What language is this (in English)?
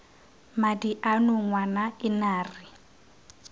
Tswana